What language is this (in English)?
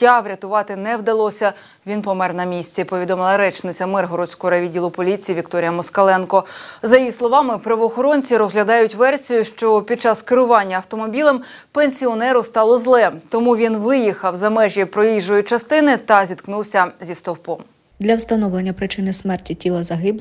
Ukrainian